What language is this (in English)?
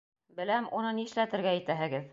Bashkir